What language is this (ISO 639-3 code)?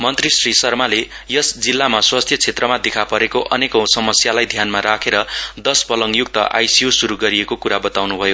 nep